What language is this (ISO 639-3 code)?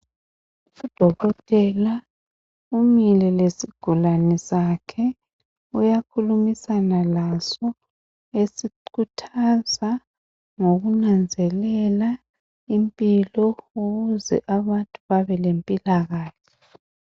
nde